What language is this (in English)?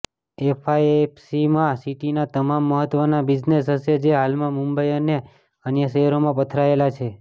Gujarati